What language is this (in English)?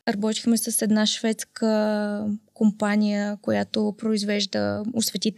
Bulgarian